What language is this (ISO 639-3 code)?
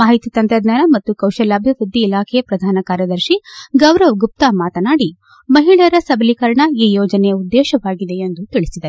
kan